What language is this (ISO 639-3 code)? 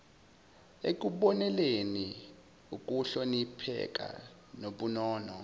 zul